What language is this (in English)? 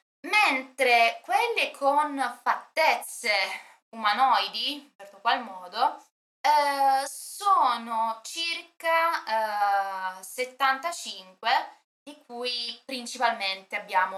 Italian